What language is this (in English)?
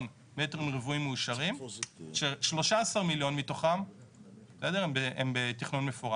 Hebrew